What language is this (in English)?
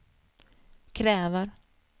Swedish